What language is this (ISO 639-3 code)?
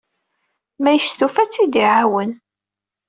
kab